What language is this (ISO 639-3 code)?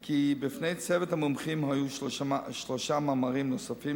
heb